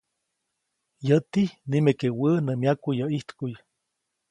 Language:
Copainalá Zoque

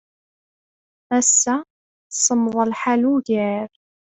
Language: Kabyle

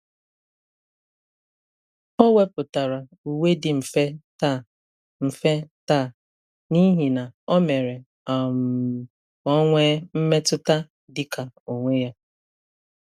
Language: Igbo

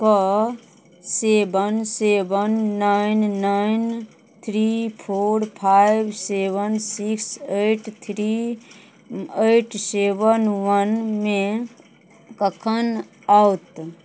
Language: Maithili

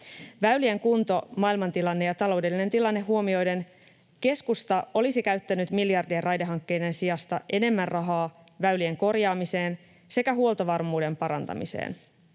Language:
Finnish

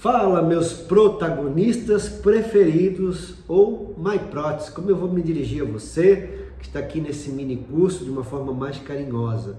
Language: Portuguese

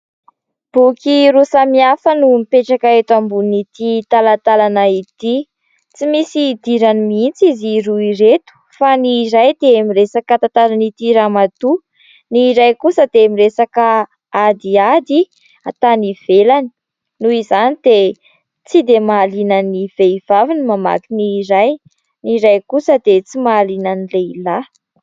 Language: Malagasy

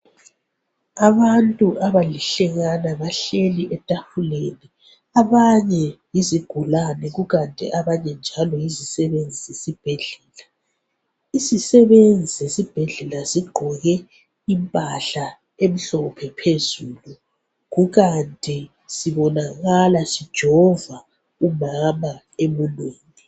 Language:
North Ndebele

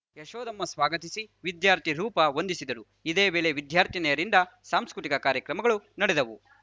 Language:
Kannada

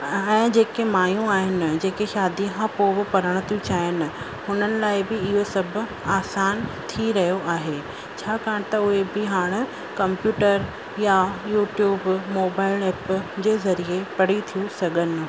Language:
Sindhi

